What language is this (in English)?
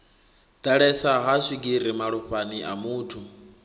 Venda